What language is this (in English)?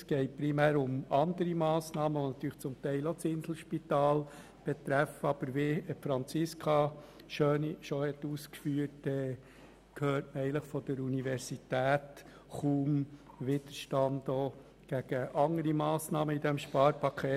Swiss German